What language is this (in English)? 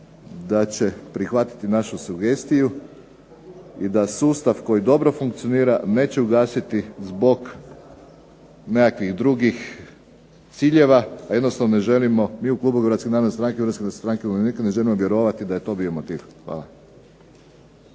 Croatian